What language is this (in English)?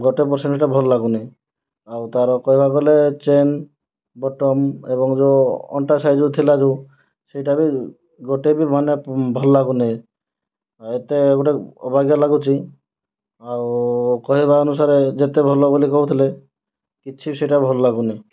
Odia